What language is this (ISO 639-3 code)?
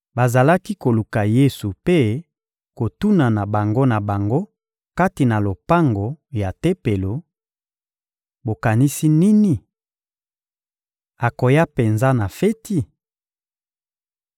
lin